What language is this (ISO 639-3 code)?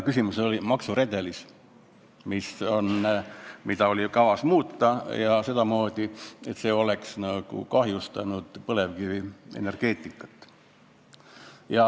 est